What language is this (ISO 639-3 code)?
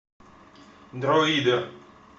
rus